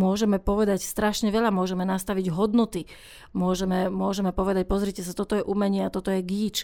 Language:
Slovak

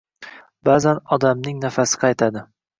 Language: Uzbek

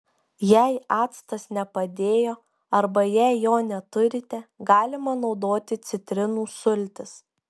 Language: Lithuanian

